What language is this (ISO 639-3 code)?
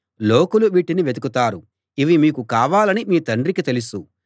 tel